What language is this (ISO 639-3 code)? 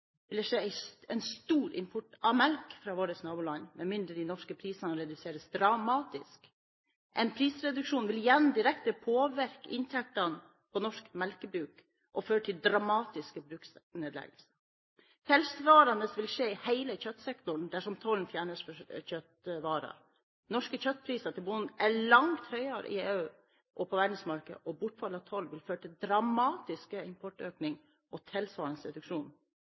nob